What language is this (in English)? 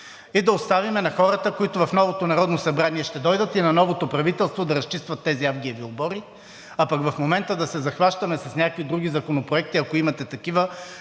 Bulgarian